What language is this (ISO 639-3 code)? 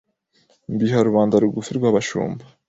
kin